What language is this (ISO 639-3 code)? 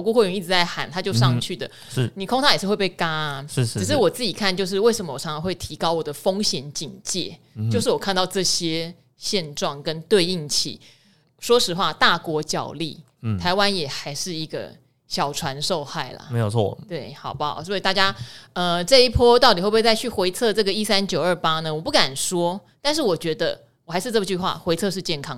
zho